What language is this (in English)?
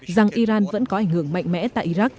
Vietnamese